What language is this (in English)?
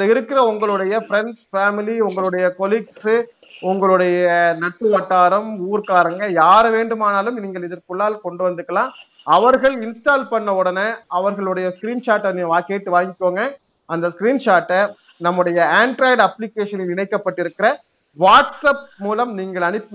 Tamil